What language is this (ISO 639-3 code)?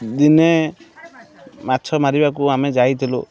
ori